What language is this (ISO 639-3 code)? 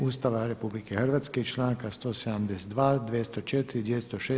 hrv